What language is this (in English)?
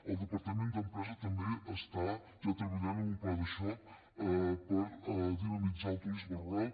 Catalan